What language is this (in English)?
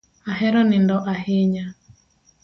Luo (Kenya and Tanzania)